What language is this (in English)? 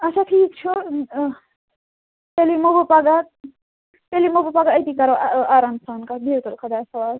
Kashmiri